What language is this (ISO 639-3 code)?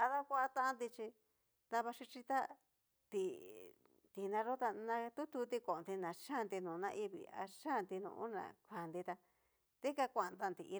miu